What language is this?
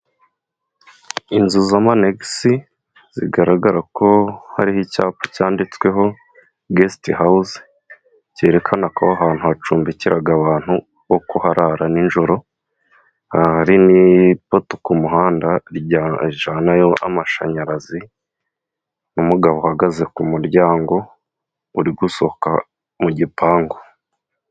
Kinyarwanda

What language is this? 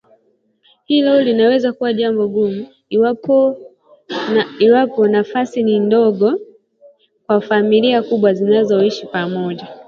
Swahili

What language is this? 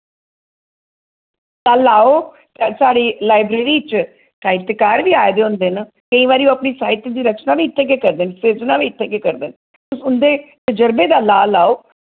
Dogri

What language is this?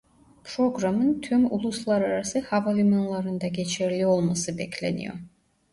Turkish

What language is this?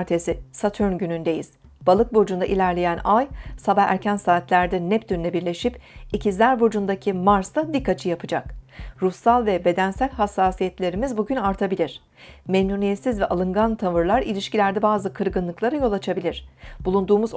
Turkish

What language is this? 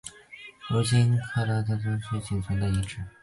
Chinese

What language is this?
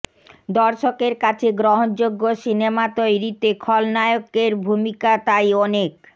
Bangla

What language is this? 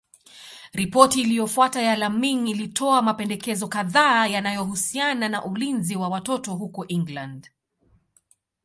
Swahili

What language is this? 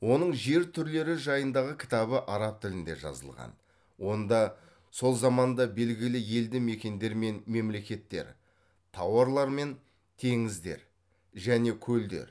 Kazakh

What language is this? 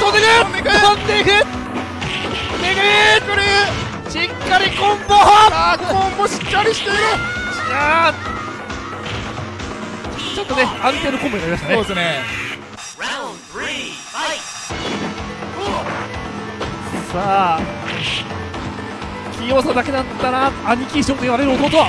Japanese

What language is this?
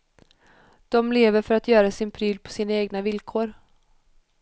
Swedish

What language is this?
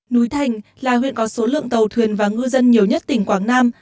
Vietnamese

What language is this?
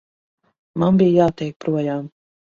Latvian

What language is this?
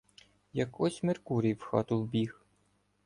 Ukrainian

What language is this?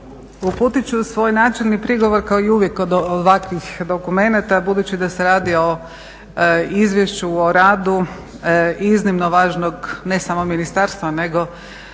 Croatian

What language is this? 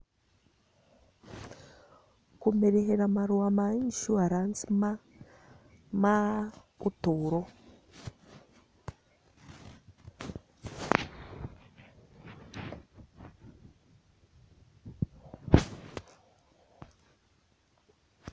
Kikuyu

